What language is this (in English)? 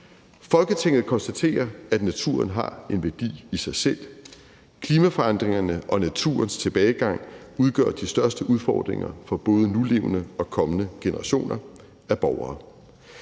Danish